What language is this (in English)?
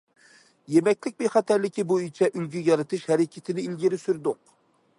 Uyghur